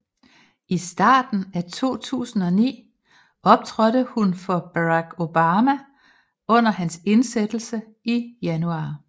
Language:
Danish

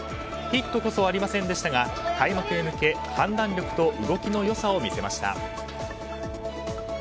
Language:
Japanese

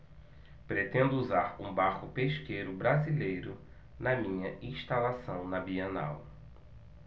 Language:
Portuguese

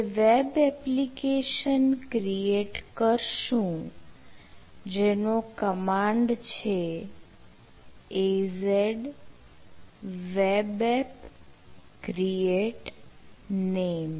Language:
Gujarati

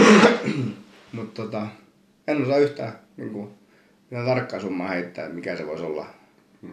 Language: Finnish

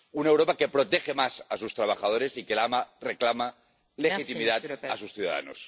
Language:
Spanish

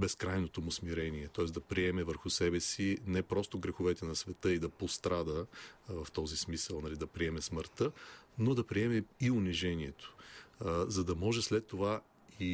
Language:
Bulgarian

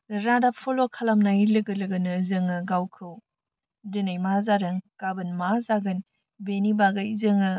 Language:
Bodo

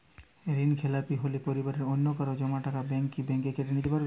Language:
Bangla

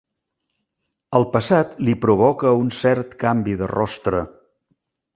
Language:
Catalan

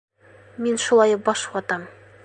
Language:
Bashkir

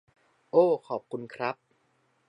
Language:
Thai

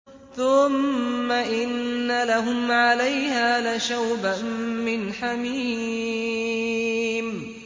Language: Arabic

